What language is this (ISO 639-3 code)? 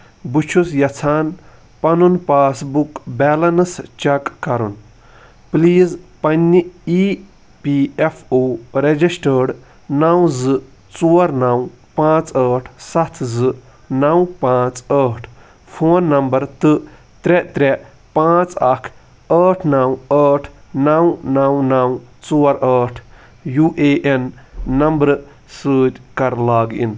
kas